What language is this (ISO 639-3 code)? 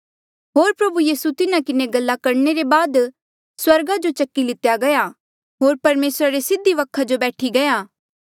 mjl